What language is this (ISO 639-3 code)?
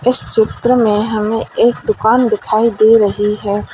hin